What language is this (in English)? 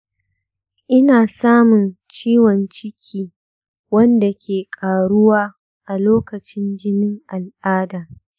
Hausa